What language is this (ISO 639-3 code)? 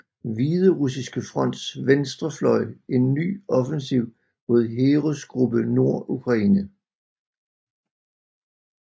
dan